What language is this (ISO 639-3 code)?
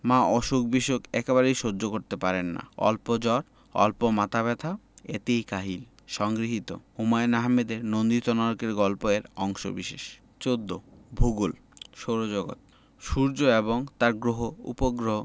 ben